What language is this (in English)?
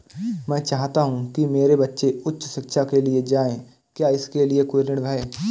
Hindi